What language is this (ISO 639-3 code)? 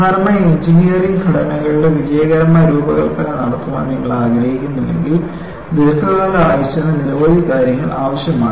mal